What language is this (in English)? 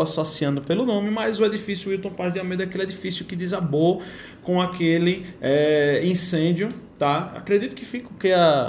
Portuguese